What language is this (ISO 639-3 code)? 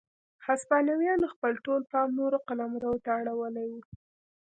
pus